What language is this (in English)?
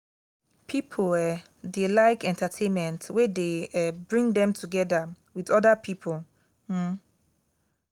Nigerian Pidgin